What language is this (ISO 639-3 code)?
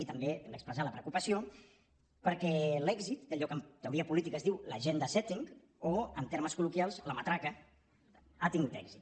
cat